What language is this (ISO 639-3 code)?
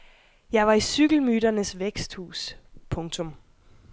dan